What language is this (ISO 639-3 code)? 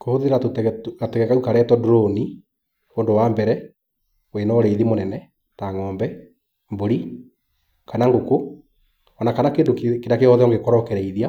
kik